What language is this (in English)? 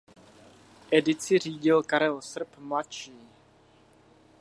Czech